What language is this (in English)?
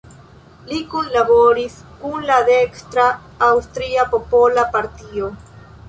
Esperanto